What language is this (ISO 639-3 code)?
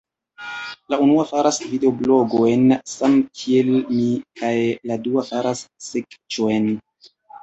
epo